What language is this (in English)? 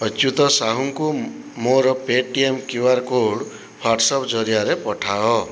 Odia